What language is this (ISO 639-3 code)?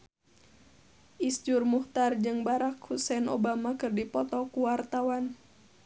sun